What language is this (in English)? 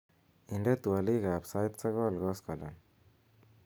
Kalenjin